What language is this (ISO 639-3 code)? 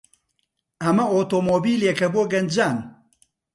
ckb